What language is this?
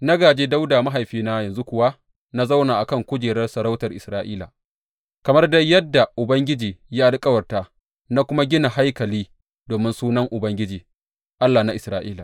Hausa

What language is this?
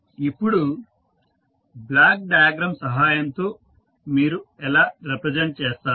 Telugu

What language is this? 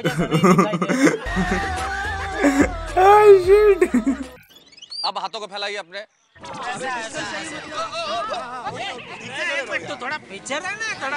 Hindi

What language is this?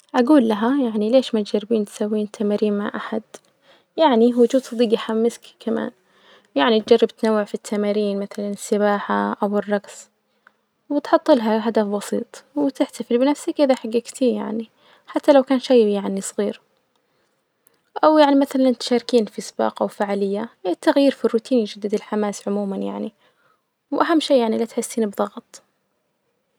Najdi Arabic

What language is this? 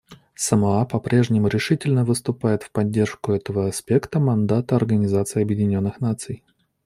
Russian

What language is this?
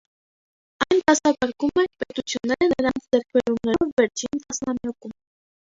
Armenian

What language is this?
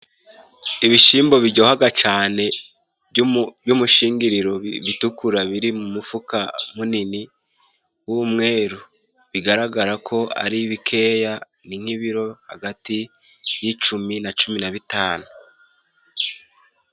Kinyarwanda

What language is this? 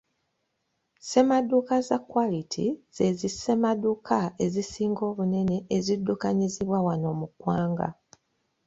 Ganda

